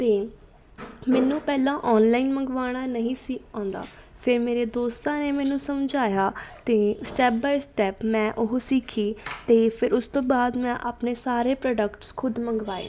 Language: Punjabi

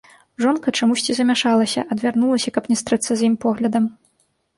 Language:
Belarusian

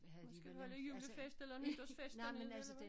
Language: Danish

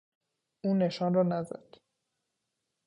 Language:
Persian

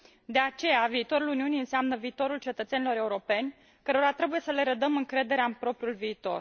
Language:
Romanian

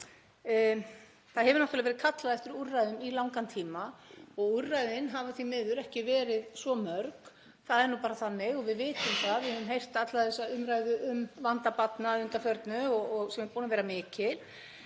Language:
Icelandic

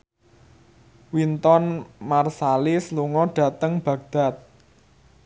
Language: Javanese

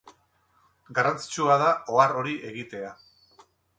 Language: Basque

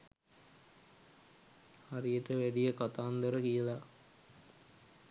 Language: Sinhala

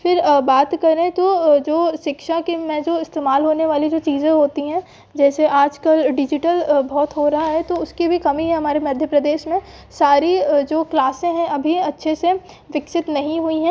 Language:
Hindi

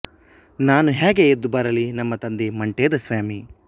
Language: Kannada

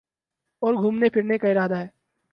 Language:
Urdu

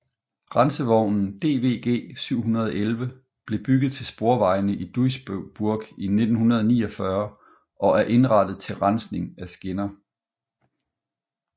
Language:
Danish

